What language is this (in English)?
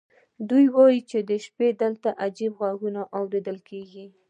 Pashto